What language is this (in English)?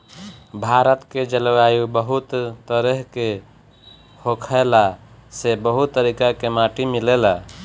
Bhojpuri